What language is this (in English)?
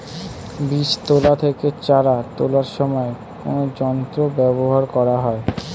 Bangla